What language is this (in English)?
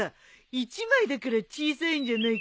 Japanese